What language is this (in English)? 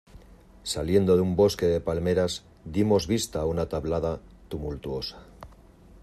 Spanish